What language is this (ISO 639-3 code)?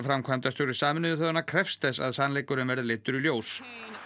isl